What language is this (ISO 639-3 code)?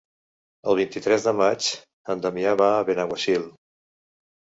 cat